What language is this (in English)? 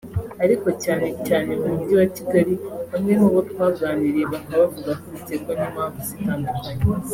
Kinyarwanda